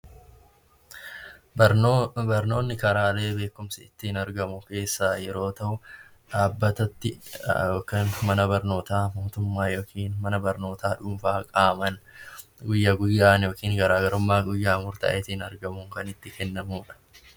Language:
Oromo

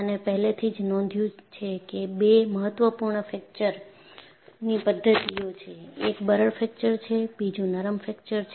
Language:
Gujarati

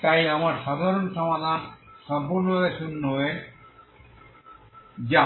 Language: Bangla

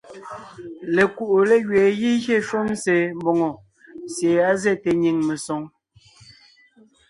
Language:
Ngiemboon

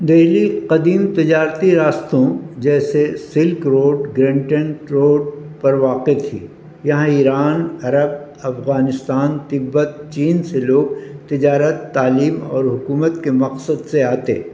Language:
Urdu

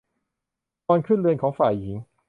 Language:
Thai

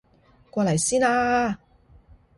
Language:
Cantonese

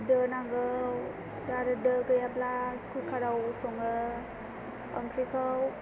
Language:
Bodo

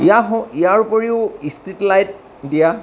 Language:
Assamese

